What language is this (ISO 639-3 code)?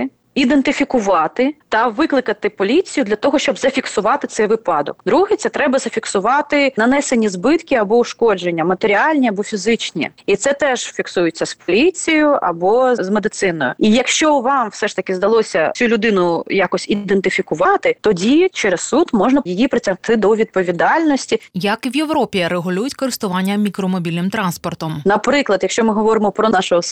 ukr